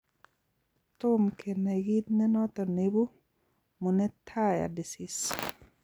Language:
Kalenjin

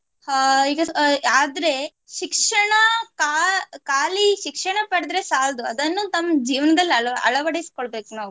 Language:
Kannada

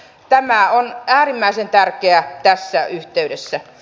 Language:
Finnish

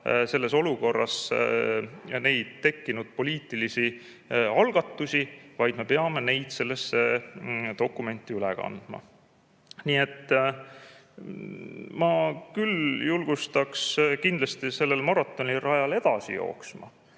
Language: Estonian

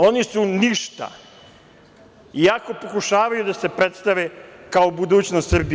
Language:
Serbian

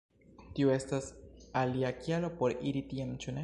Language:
Esperanto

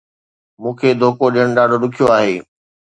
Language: Sindhi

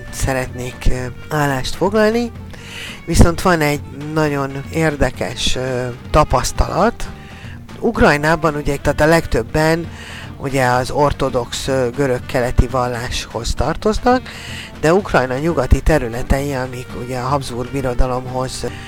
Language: Hungarian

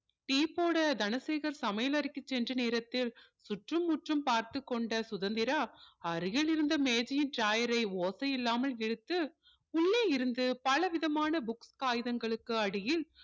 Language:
Tamil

